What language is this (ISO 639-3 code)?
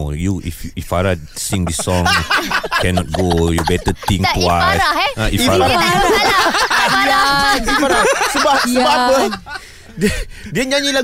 msa